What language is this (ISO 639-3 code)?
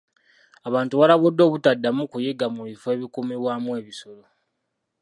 lug